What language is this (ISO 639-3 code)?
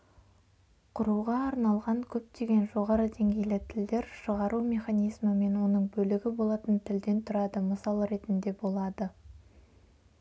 kaz